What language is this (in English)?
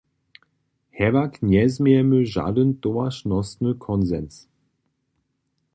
Upper Sorbian